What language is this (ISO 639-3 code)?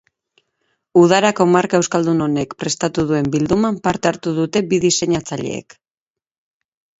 eus